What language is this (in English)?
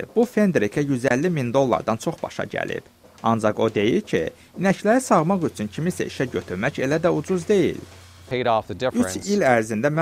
Turkish